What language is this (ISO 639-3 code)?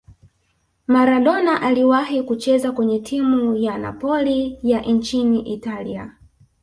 swa